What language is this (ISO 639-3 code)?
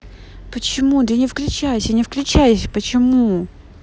rus